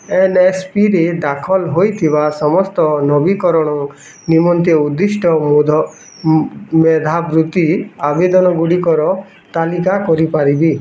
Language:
Odia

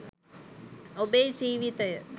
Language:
Sinhala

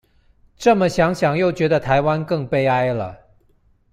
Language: Chinese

